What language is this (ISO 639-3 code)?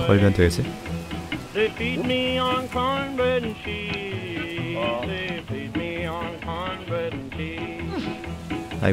kor